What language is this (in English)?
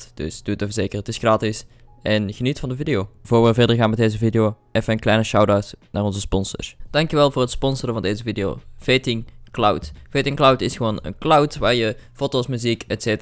Dutch